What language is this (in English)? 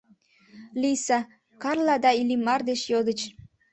Mari